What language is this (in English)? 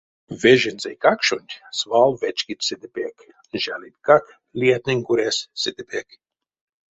Erzya